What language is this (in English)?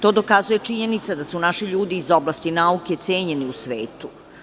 Serbian